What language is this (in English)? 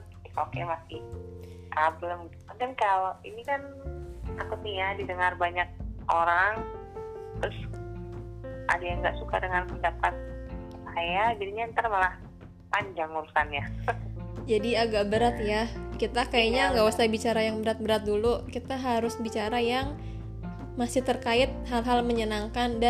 Indonesian